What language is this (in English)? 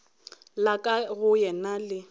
Northern Sotho